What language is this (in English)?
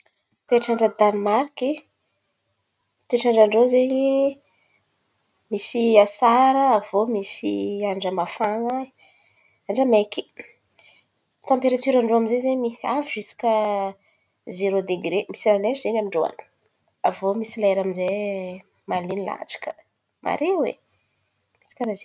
Antankarana Malagasy